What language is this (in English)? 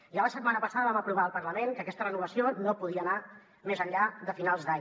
Catalan